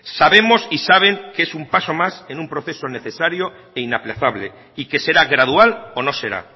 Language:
Spanish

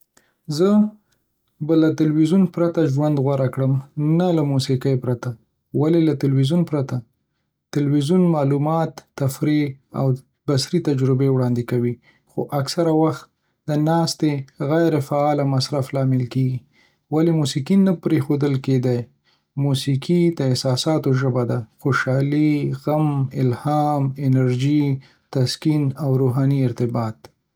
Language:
Pashto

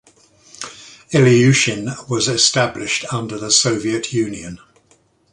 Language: English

